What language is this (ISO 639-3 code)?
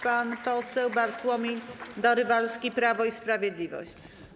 pol